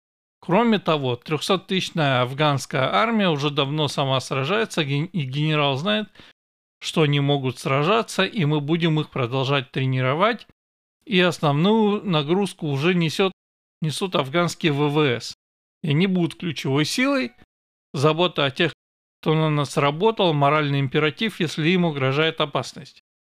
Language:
Russian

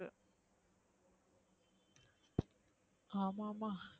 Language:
Tamil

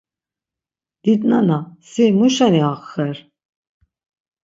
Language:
Laz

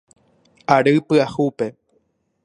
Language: Guarani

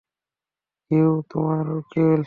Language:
Bangla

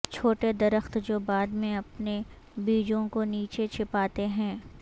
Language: Urdu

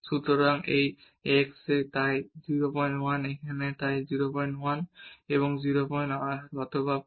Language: Bangla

